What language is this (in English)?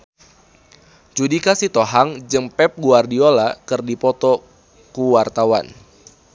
Sundanese